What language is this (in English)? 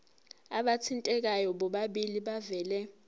Zulu